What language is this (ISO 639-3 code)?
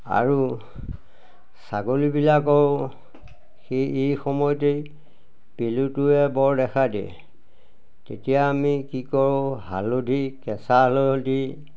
asm